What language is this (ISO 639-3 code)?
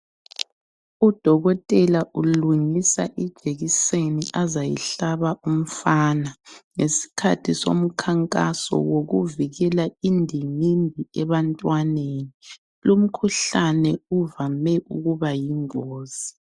nde